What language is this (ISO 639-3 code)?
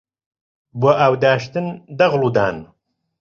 ckb